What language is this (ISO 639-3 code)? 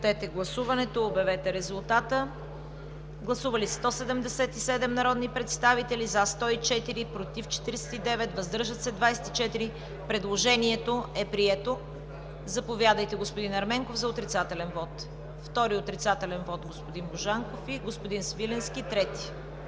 bul